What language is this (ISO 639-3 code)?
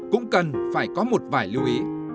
vie